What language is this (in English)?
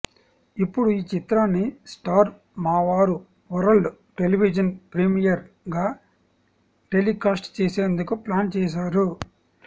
Telugu